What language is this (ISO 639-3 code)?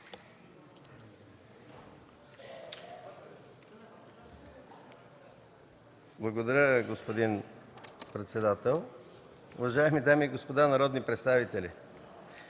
bul